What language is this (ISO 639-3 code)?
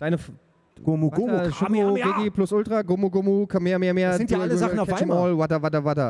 deu